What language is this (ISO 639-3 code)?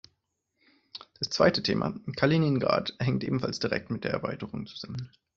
deu